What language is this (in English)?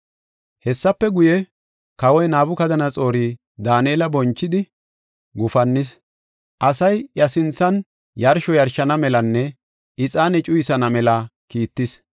Gofa